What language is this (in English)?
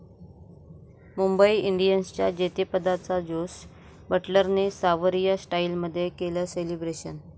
Marathi